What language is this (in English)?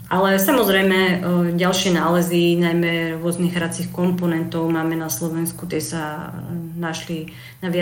Slovak